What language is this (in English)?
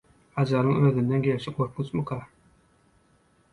Turkmen